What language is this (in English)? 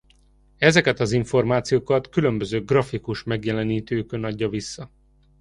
Hungarian